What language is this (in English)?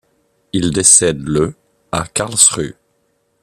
French